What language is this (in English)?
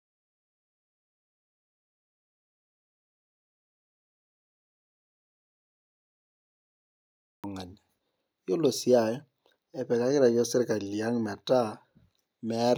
Masai